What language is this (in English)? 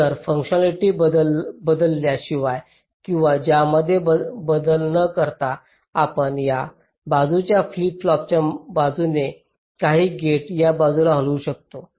Marathi